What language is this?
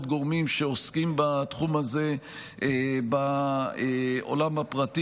Hebrew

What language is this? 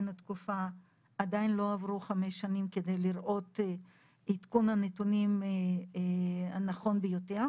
Hebrew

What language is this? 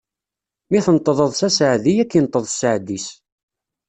Kabyle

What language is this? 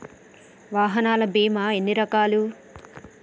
Telugu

